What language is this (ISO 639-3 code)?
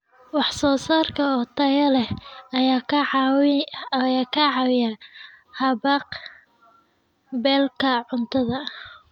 som